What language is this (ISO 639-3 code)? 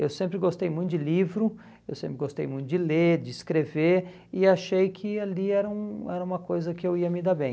por